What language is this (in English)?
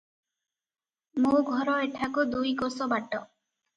Odia